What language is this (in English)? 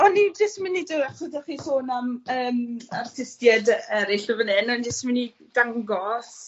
Welsh